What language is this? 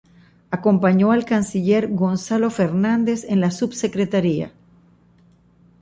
Spanish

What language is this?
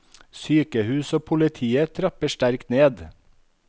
Norwegian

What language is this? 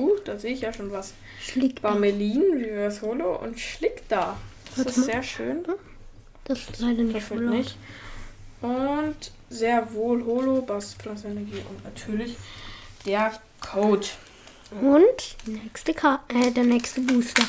German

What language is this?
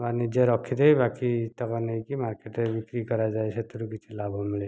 Odia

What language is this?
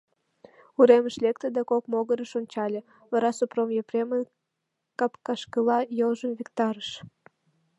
Mari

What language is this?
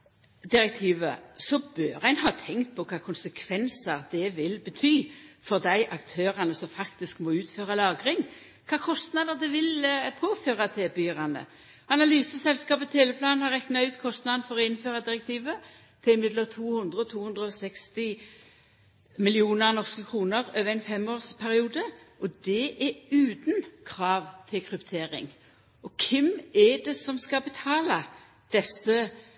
Norwegian Nynorsk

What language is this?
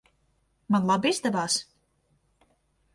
Latvian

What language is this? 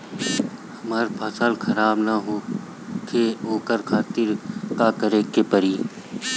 Bhojpuri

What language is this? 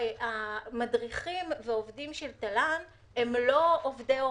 Hebrew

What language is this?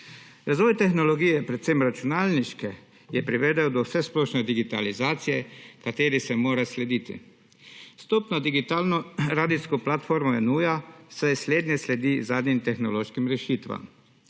Slovenian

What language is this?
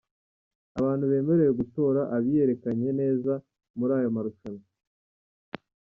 Kinyarwanda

